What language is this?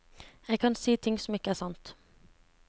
Norwegian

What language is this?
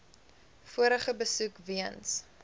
Afrikaans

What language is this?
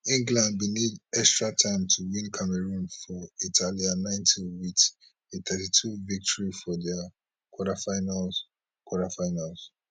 Nigerian Pidgin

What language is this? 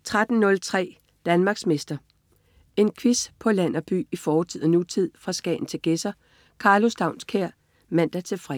Danish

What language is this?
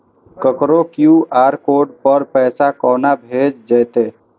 Maithili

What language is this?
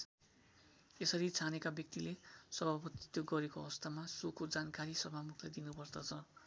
Nepali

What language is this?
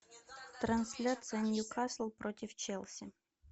Russian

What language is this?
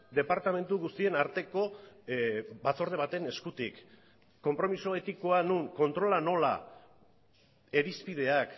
Basque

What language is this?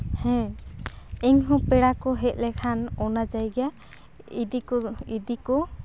Santali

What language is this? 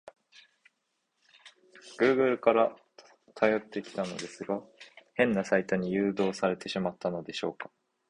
Japanese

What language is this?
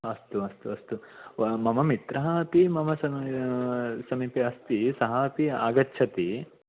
Sanskrit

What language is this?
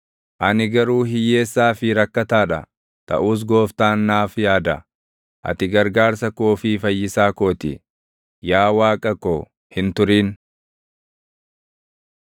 Oromo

